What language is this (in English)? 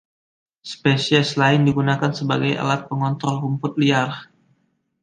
Indonesian